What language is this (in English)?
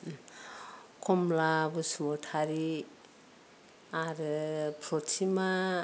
Bodo